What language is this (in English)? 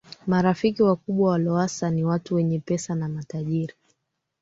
Swahili